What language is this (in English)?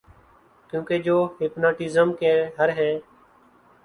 Urdu